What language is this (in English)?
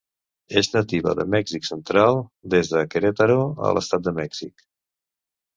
Catalan